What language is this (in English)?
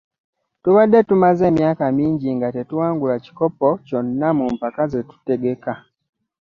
Ganda